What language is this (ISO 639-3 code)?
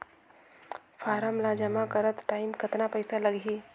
hne